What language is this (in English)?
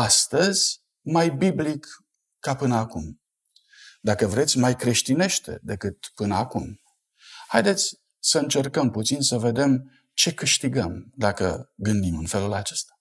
Romanian